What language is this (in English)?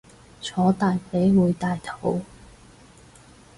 Cantonese